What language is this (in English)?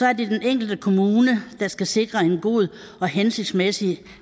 Danish